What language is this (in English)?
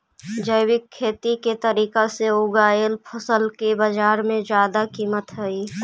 Magahi